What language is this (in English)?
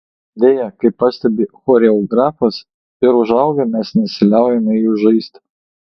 Lithuanian